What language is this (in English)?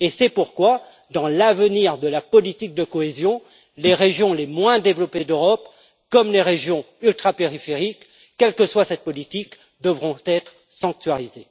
French